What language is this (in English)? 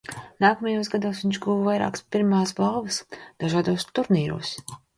Latvian